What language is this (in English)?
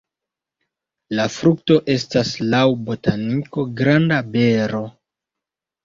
Esperanto